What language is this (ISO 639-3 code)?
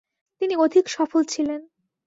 ben